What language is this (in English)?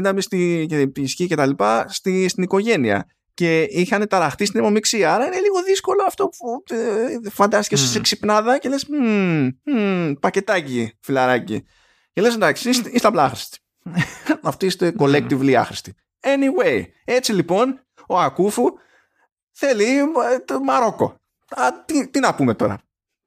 Greek